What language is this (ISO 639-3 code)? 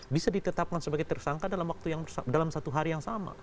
ind